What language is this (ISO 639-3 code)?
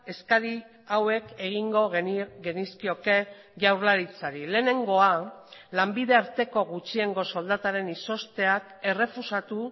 eus